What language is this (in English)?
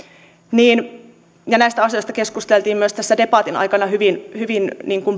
Finnish